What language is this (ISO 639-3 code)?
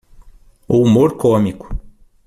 por